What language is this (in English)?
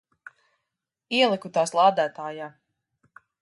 Latvian